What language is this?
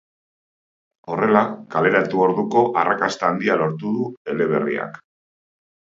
Basque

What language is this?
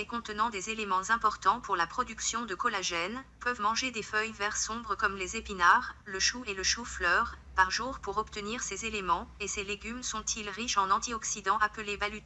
French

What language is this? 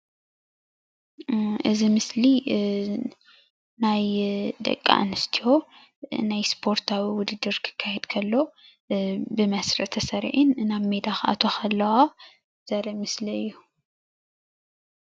Tigrinya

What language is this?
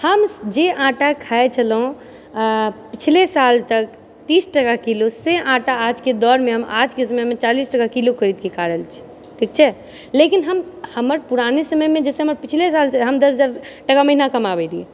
Maithili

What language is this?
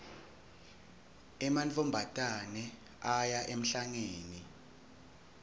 Swati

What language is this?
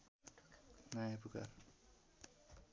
Nepali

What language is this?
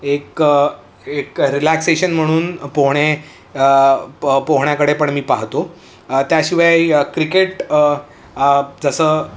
Marathi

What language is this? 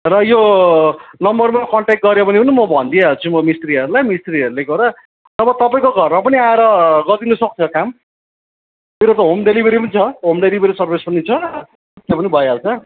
Nepali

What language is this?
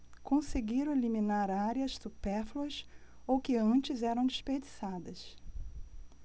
Portuguese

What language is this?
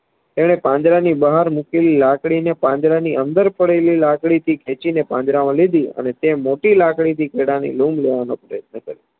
Gujarati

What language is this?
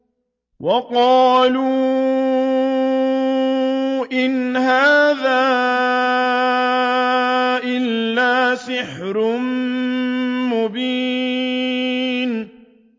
Arabic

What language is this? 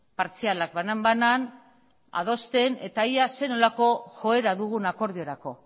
Basque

